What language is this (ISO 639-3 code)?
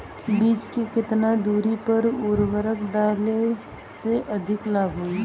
bho